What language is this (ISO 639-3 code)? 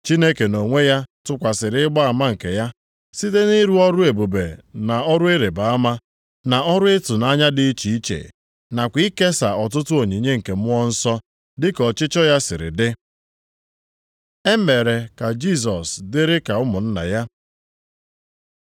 ibo